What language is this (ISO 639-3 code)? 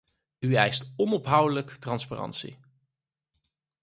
nld